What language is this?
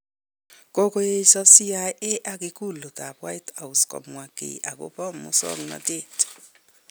Kalenjin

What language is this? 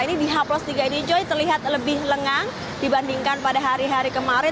Indonesian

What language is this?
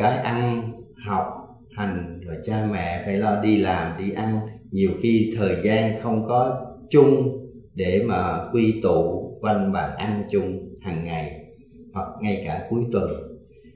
Vietnamese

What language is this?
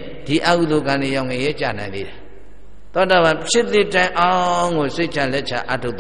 Arabic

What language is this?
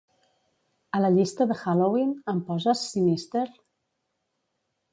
Catalan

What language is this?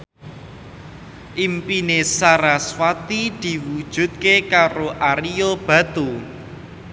Javanese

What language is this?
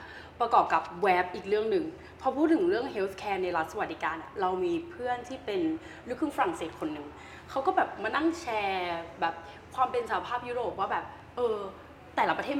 Thai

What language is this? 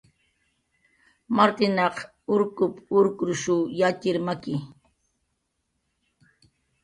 Jaqaru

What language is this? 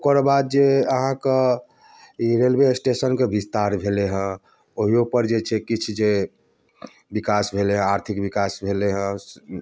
Maithili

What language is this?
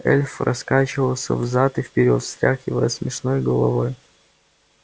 Russian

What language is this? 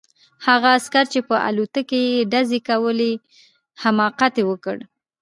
Pashto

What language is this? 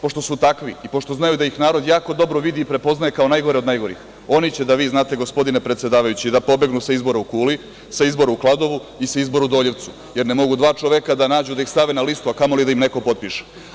Serbian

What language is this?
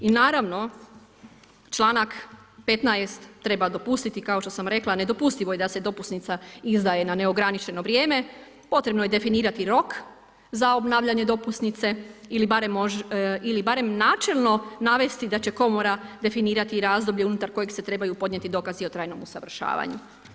Croatian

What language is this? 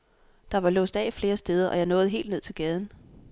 Danish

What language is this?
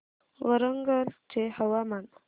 Marathi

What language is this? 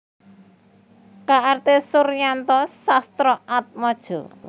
Javanese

